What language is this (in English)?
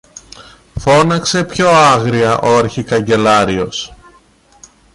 Greek